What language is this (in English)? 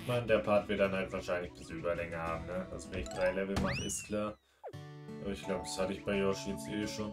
German